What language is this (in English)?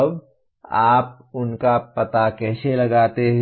Hindi